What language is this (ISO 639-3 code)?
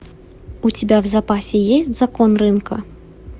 rus